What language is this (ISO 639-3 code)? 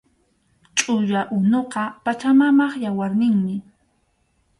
qxu